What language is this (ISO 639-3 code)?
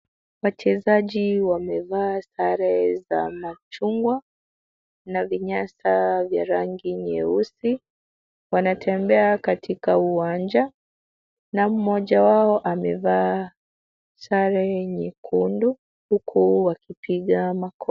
swa